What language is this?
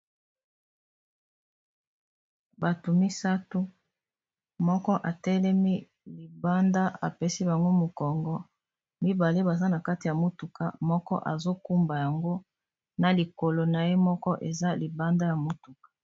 Lingala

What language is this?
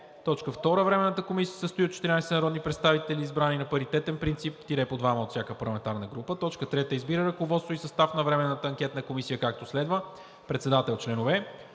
Bulgarian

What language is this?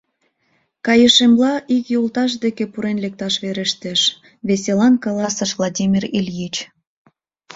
Mari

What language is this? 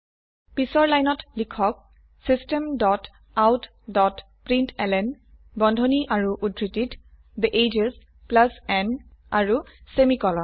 Assamese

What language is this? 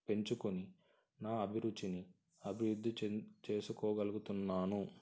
Telugu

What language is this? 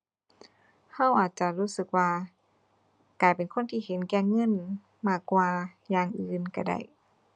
Thai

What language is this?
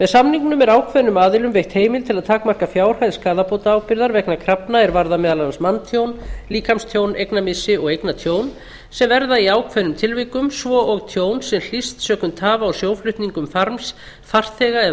Icelandic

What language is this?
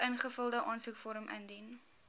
Afrikaans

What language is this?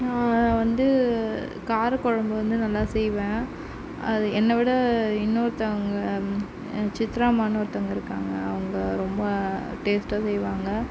Tamil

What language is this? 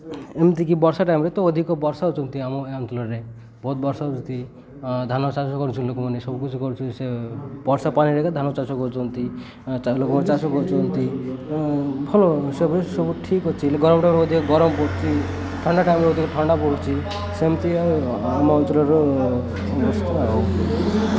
Odia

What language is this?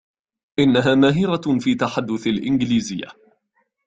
Arabic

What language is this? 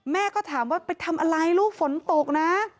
Thai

